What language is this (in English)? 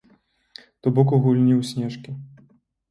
Belarusian